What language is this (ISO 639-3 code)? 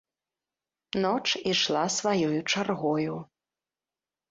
bel